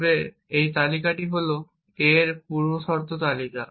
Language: Bangla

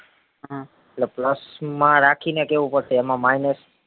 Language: Gujarati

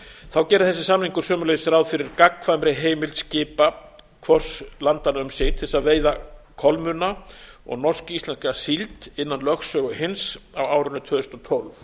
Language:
Icelandic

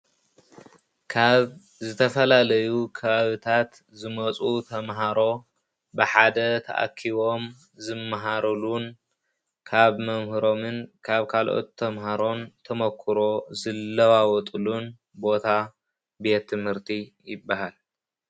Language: Tigrinya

